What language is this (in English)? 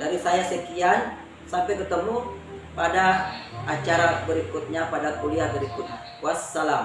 Indonesian